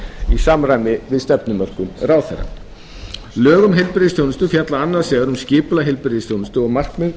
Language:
Icelandic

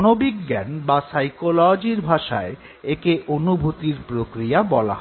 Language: Bangla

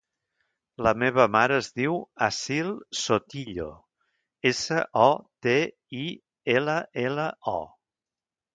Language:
Catalan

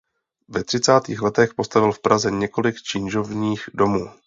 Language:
Czech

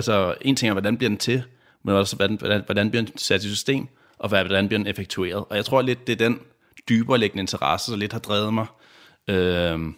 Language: Danish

